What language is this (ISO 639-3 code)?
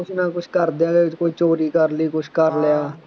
pan